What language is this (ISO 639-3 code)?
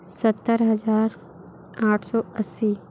hin